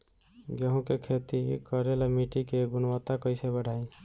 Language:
Bhojpuri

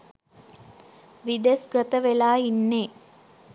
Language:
Sinhala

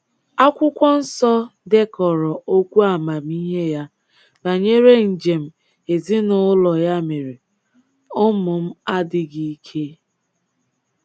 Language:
Igbo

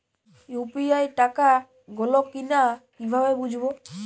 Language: Bangla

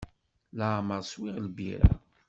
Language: Kabyle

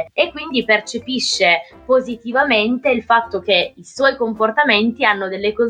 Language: Italian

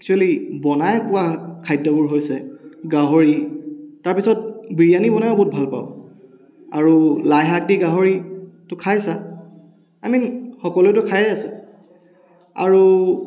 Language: Assamese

